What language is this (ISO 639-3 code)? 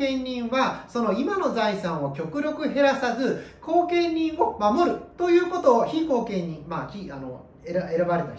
jpn